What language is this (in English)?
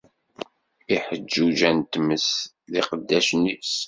Kabyle